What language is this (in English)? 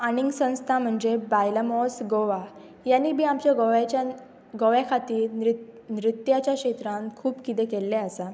Konkani